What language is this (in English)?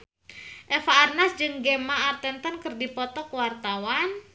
Sundanese